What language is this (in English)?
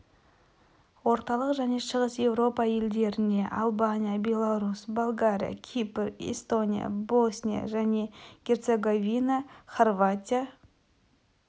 Kazakh